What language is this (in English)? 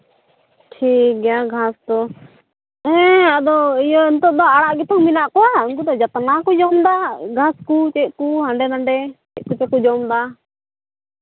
Santali